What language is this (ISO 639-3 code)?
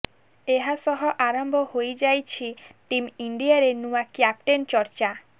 ori